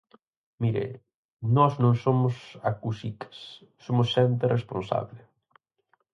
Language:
Galician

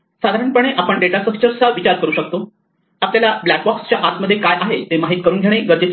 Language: Marathi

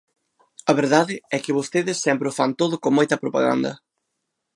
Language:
Galician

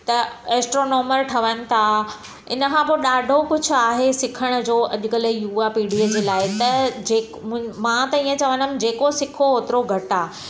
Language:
Sindhi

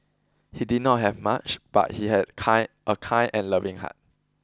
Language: English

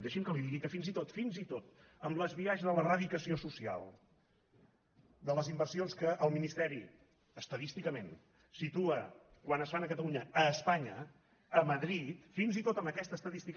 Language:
Catalan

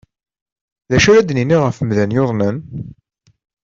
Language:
Kabyle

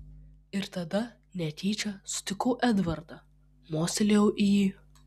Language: Lithuanian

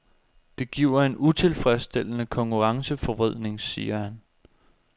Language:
Danish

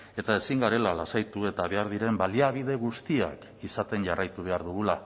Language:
Basque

